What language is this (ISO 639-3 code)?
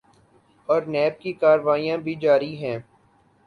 urd